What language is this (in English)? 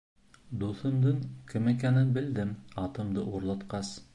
Bashkir